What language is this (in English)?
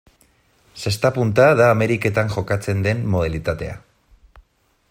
Basque